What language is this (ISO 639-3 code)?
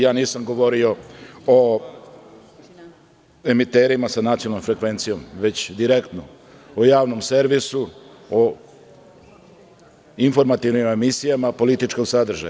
srp